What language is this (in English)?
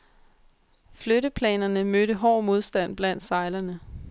Danish